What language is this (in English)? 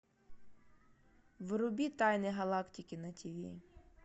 Russian